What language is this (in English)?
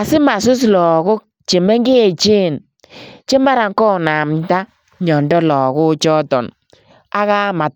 Kalenjin